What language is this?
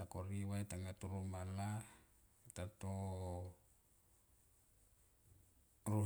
Tomoip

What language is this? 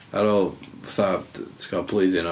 Welsh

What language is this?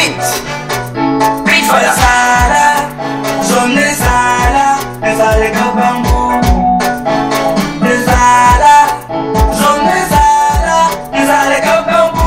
Italian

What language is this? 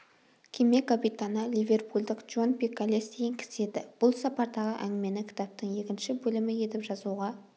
Kazakh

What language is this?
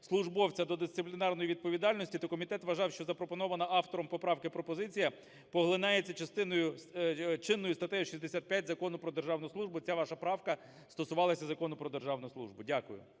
Ukrainian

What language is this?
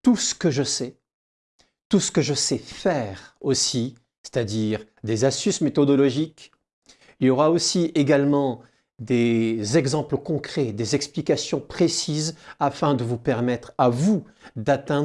French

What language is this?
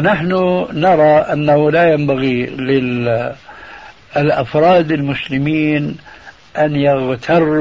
Arabic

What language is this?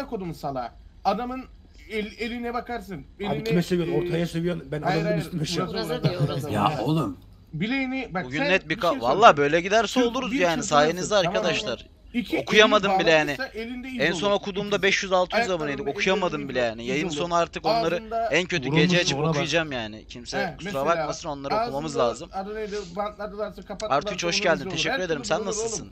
Turkish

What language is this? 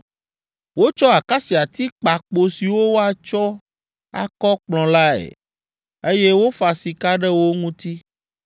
Ewe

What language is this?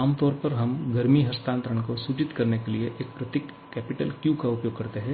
Hindi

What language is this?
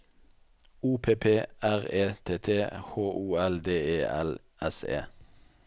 Norwegian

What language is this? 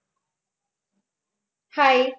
Gujarati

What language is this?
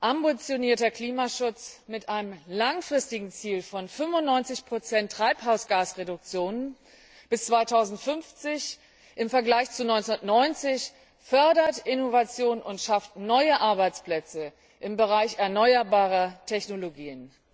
German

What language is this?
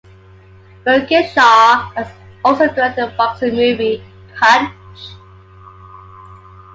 English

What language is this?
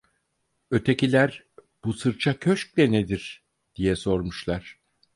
Turkish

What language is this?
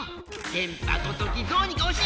Japanese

